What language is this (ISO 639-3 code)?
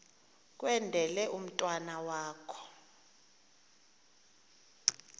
xho